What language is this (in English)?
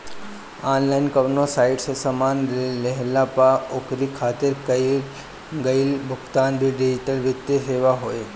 Bhojpuri